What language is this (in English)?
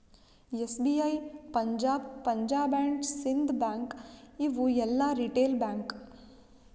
Kannada